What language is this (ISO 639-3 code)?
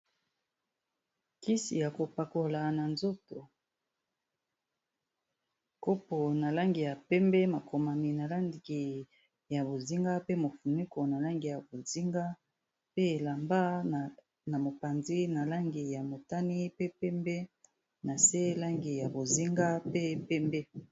lin